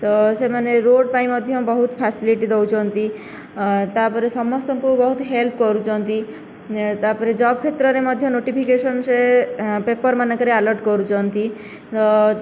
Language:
Odia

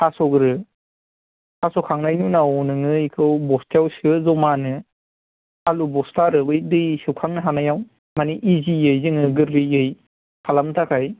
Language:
Bodo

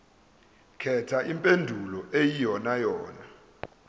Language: Zulu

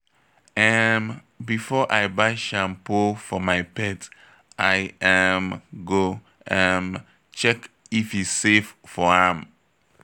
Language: Nigerian Pidgin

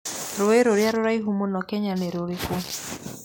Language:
Kikuyu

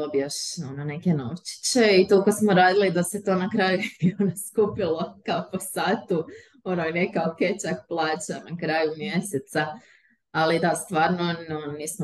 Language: Croatian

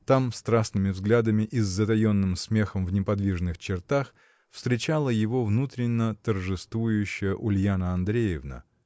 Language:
Russian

